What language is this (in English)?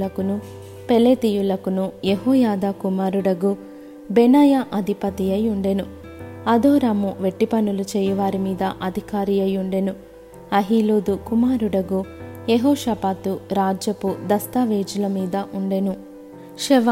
Telugu